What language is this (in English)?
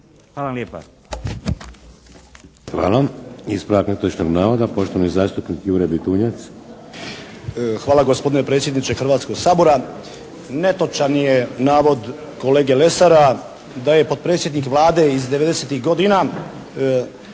Croatian